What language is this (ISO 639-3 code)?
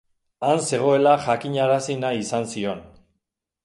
eus